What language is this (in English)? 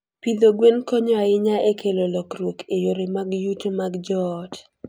Luo (Kenya and Tanzania)